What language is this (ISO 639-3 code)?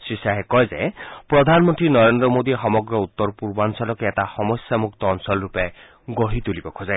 asm